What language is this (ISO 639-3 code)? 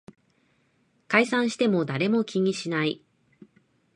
jpn